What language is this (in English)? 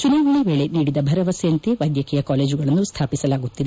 Kannada